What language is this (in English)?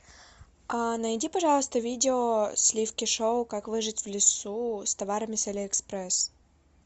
Russian